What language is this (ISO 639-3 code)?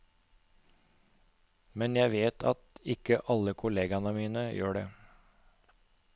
nor